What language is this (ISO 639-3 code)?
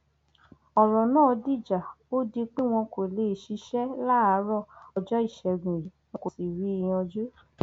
yor